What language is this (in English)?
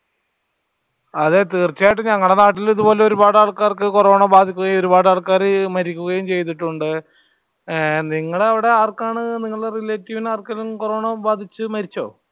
Malayalam